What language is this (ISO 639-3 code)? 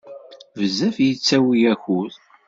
kab